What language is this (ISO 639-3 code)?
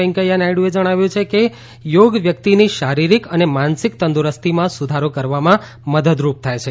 guj